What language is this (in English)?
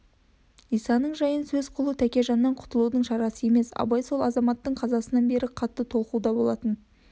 Kazakh